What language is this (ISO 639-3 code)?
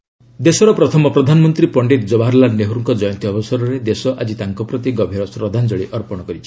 ori